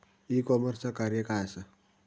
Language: Marathi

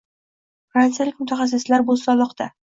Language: Uzbek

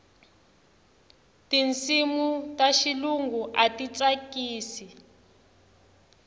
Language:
Tsonga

